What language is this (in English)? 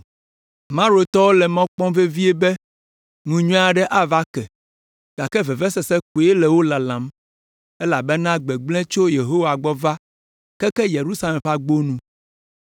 Ewe